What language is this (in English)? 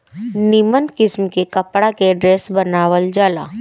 Bhojpuri